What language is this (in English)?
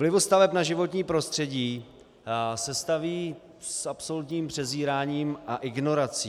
Czech